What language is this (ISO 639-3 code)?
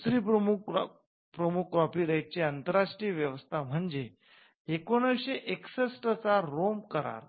mar